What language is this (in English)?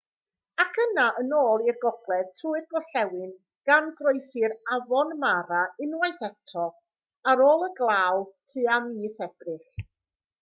Welsh